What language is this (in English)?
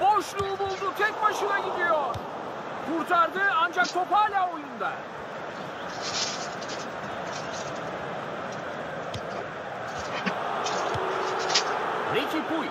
Turkish